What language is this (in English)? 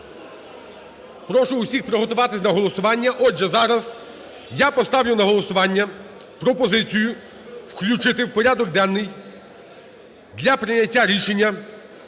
Ukrainian